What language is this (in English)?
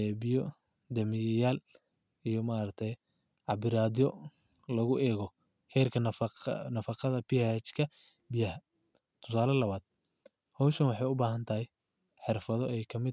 Somali